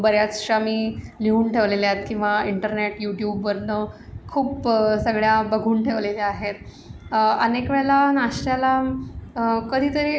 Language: Marathi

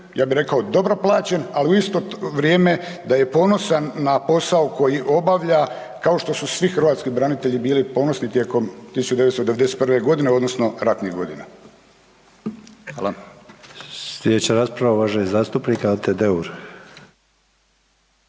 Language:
Croatian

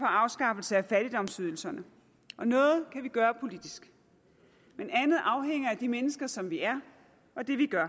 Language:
Danish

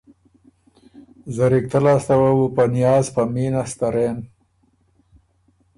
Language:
Ormuri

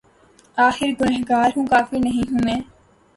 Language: Urdu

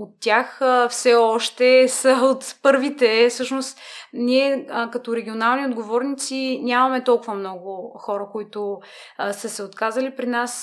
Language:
Bulgarian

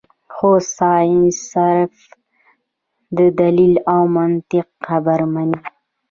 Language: Pashto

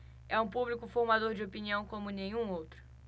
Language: Portuguese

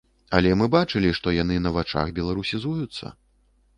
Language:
Belarusian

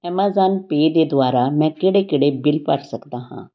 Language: Punjabi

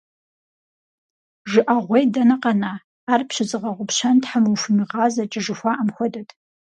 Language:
Kabardian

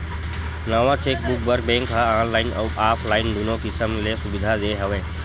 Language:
Chhattisgarhi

